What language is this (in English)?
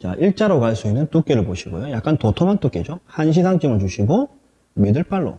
Korean